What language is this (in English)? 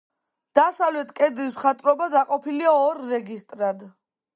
Georgian